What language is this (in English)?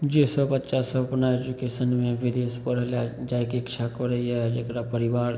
Maithili